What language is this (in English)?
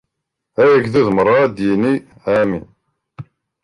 Kabyle